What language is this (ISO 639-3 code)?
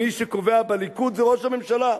heb